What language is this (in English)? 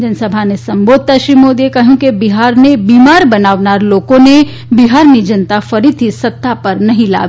Gujarati